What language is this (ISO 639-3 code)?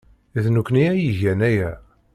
kab